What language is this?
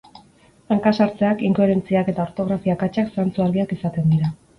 Basque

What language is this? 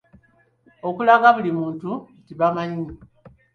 Ganda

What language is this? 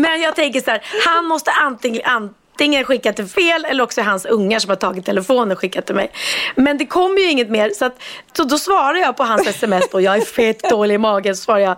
Swedish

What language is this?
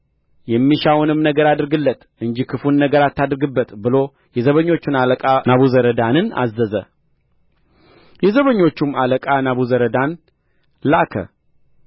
Amharic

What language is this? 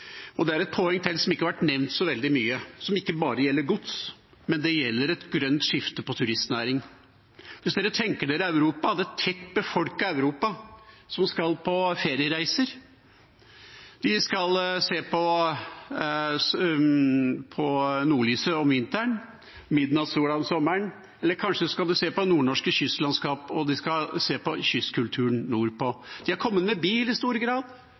Norwegian Bokmål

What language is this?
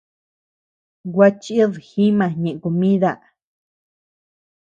Tepeuxila Cuicatec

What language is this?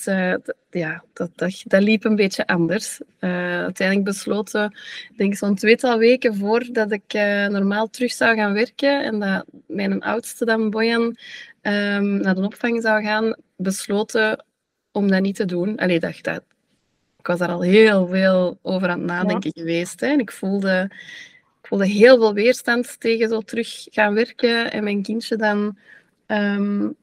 Dutch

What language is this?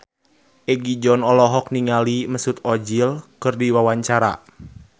Sundanese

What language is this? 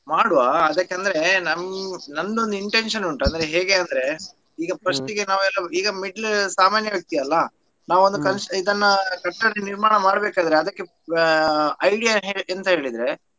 Kannada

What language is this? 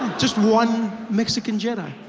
English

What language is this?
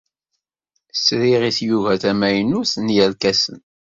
Kabyle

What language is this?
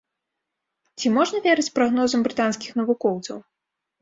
Belarusian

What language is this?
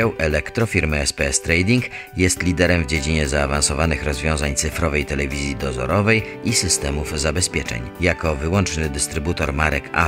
Polish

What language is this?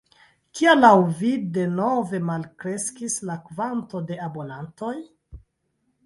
Esperanto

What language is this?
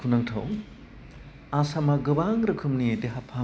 Bodo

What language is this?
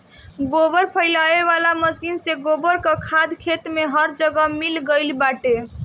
Bhojpuri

